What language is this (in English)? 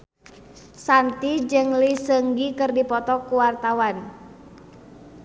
Sundanese